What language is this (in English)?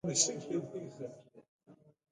Pashto